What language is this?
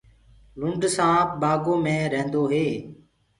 Gurgula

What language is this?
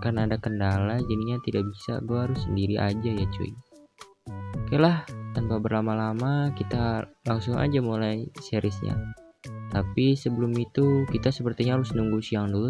Indonesian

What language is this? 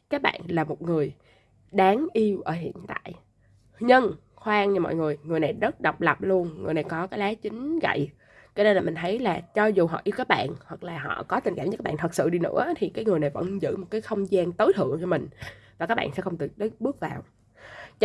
Vietnamese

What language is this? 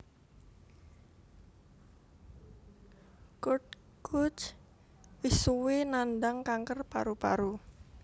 Javanese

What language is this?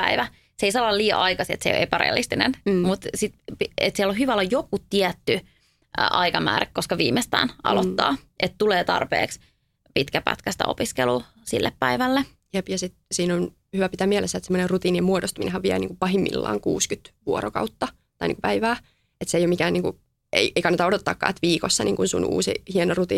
Finnish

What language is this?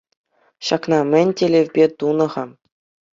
Chuvash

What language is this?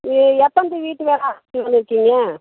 Tamil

